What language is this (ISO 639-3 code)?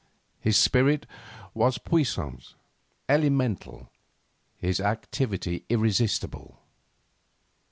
eng